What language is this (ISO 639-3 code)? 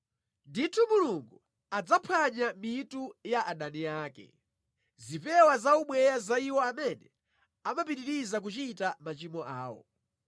nya